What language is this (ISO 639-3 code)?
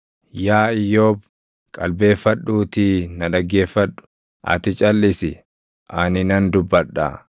orm